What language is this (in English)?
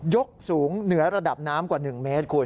Thai